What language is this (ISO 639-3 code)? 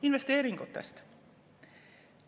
est